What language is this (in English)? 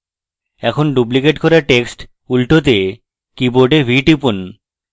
Bangla